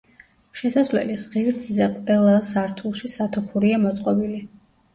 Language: Georgian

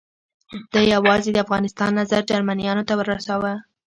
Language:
Pashto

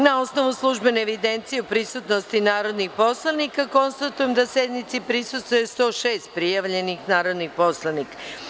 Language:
Serbian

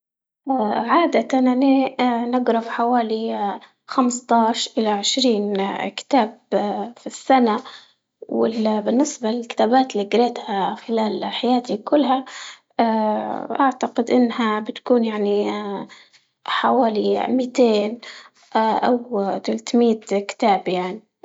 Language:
Libyan Arabic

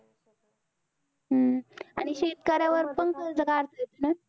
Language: Marathi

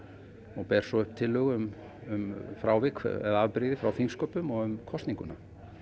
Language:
Icelandic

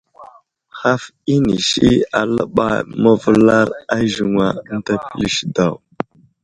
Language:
Wuzlam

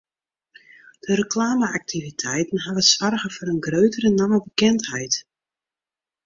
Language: Western Frisian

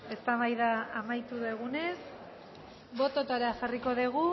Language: Basque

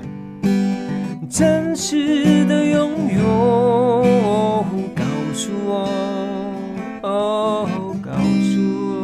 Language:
Chinese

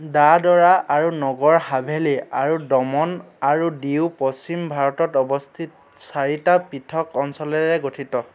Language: Assamese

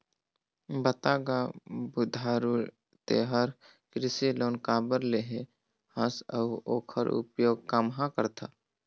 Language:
Chhattisgarhi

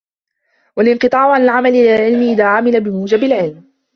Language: Arabic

